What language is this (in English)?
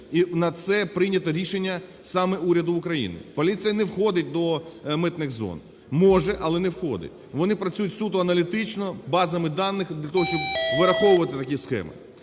Ukrainian